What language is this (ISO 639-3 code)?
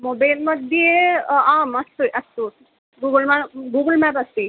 san